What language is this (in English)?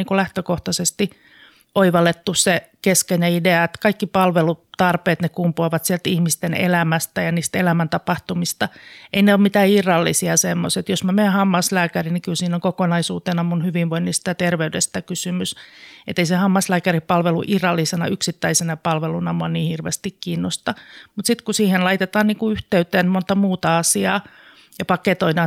Finnish